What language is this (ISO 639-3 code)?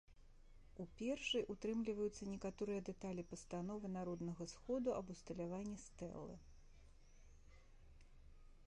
bel